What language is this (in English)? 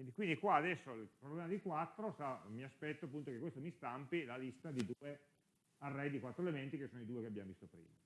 Italian